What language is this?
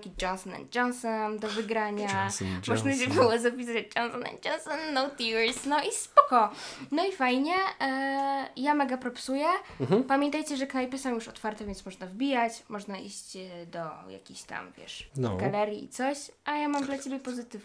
Polish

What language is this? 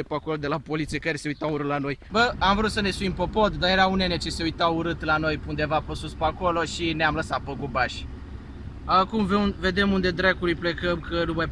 Romanian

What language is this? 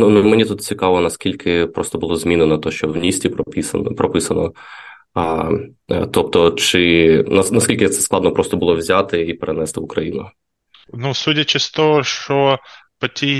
Ukrainian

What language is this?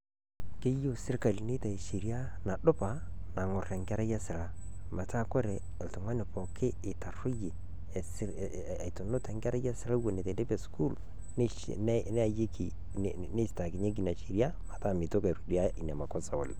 Masai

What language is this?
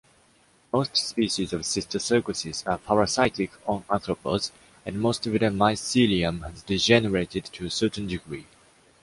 English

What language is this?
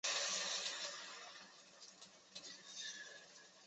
Chinese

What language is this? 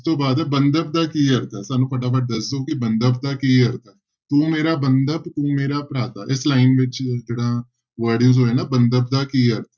Punjabi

